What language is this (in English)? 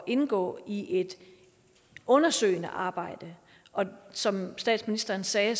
Danish